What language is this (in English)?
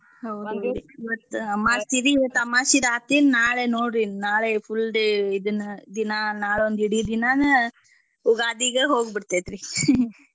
Kannada